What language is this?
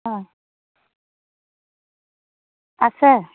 Assamese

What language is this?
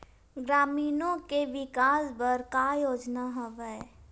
Chhattisgarhi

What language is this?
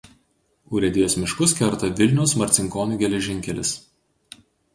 Lithuanian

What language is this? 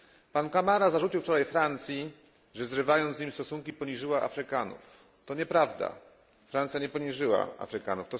Polish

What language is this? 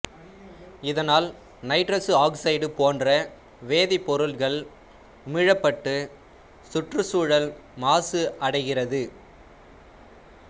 Tamil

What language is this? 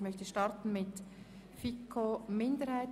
Swiss German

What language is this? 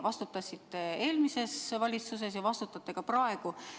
Estonian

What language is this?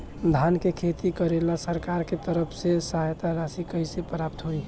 Bhojpuri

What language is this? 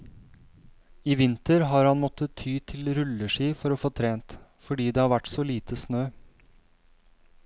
Norwegian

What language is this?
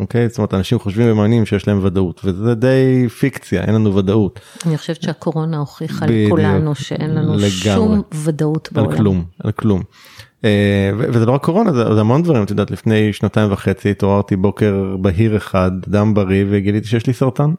Hebrew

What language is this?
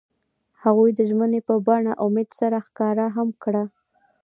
Pashto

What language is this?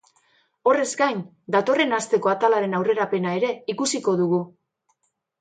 Basque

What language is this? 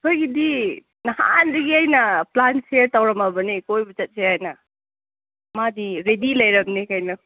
Manipuri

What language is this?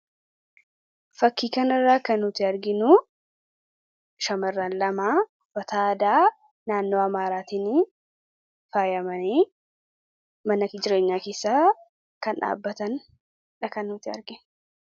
Oromo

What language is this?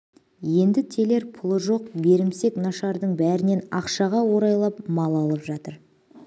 Kazakh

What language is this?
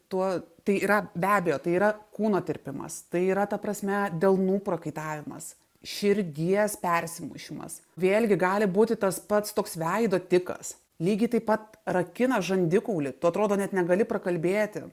Lithuanian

